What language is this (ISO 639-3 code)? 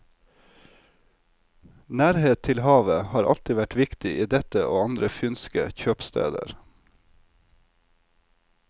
nor